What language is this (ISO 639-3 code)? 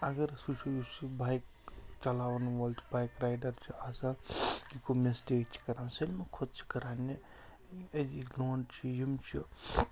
kas